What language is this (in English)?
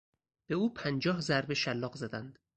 Persian